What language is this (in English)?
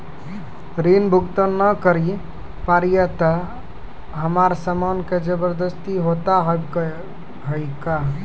Maithili